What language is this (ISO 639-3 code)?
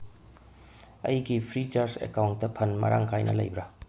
mni